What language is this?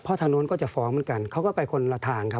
Thai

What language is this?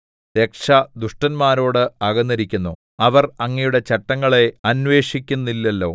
Malayalam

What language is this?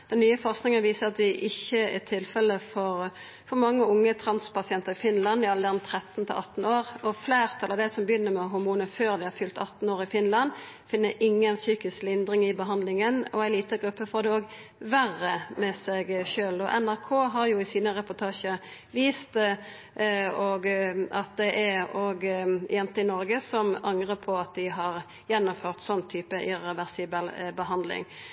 Norwegian Nynorsk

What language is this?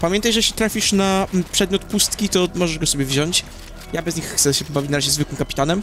Polish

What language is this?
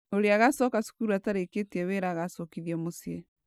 Kikuyu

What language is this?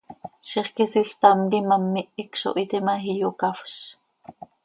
Seri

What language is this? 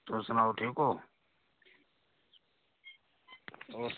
Dogri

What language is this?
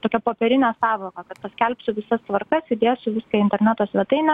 Lithuanian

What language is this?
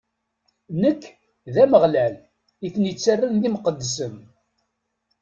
Kabyle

